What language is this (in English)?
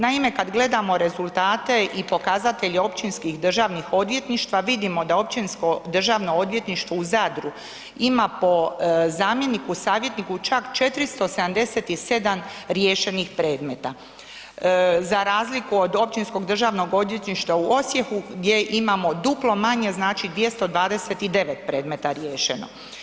Croatian